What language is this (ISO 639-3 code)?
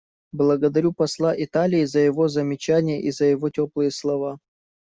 rus